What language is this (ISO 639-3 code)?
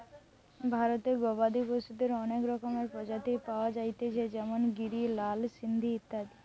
ben